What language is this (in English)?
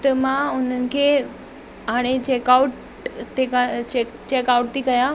Sindhi